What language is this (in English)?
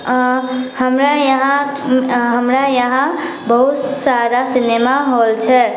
Maithili